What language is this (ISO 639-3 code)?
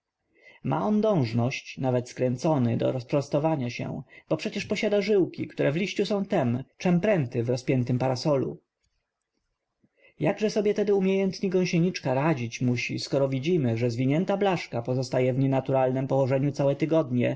pol